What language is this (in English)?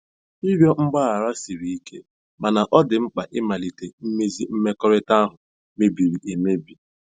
Igbo